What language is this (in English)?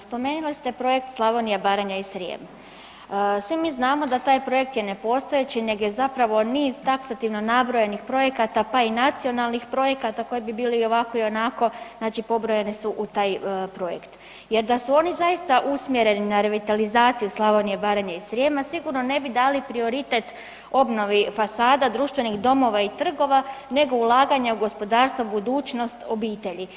Croatian